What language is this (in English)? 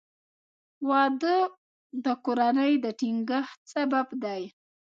Pashto